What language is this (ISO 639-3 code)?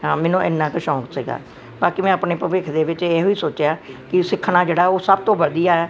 pan